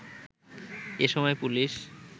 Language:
Bangla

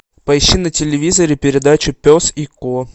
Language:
Russian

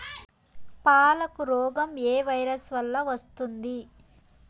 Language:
Telugu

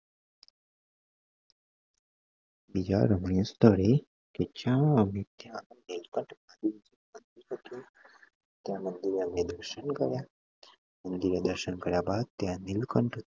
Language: Gujarati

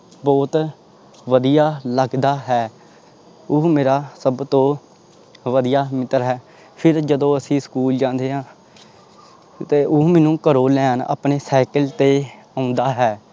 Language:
Punjabi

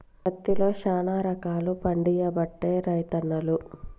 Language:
Telugu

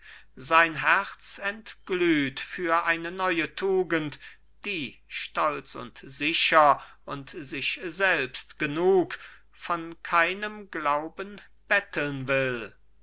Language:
German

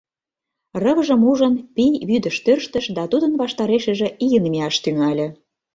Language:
Mari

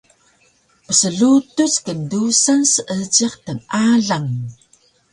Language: Taroko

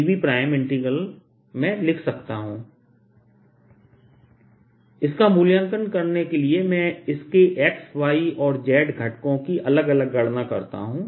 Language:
Hindi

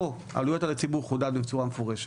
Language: Hebrew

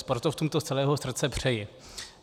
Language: Czech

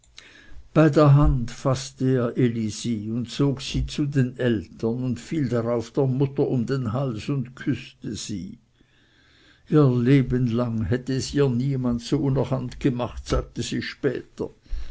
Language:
German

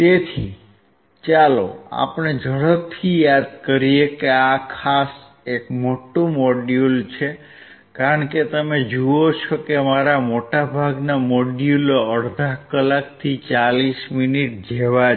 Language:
Gujarati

